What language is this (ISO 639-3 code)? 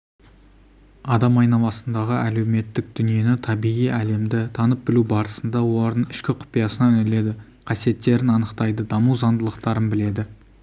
kaz